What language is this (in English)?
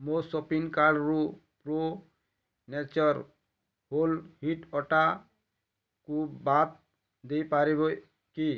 Odia